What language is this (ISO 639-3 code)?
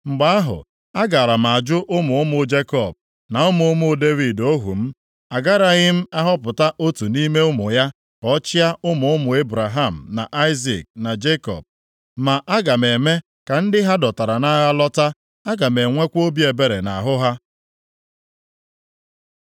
ibo